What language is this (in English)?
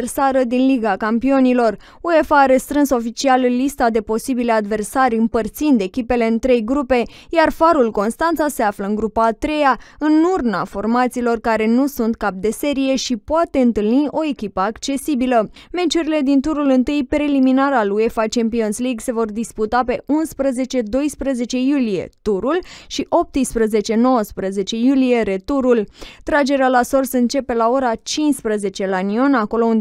Romanian